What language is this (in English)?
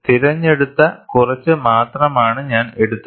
Malayalam